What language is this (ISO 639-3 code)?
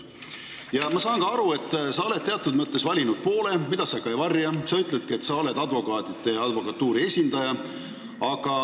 est